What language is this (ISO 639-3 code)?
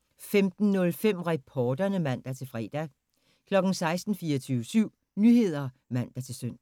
dan